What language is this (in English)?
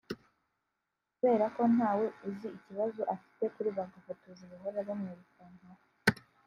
Kinyarwanda